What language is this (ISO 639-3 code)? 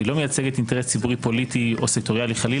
heb